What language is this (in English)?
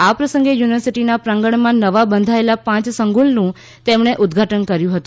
Gujarati